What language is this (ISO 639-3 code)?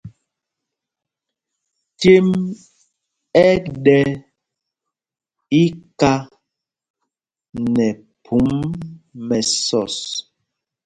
mgg